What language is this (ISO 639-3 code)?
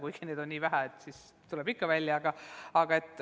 est